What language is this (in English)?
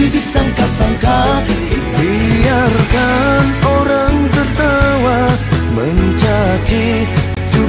Indonesian